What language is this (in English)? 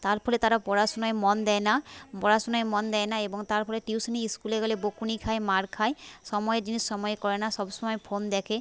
Bangla